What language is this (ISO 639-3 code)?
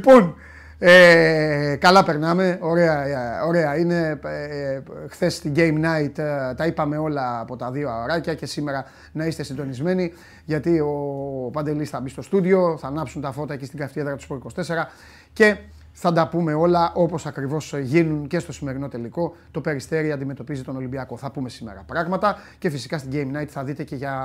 ell